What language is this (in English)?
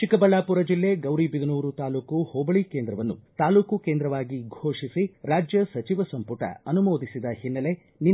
Kannada